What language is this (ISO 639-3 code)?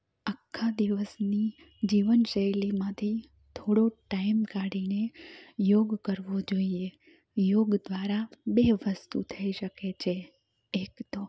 guj